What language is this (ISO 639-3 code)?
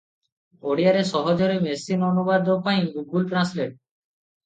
ori